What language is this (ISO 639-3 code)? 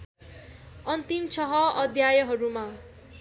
nep